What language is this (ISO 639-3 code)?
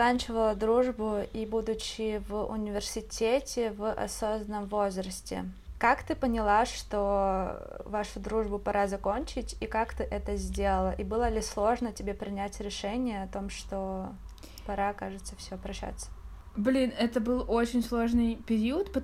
rus